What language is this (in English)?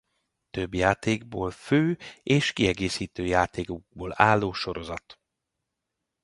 Hungarian